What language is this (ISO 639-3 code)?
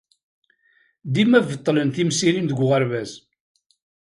kab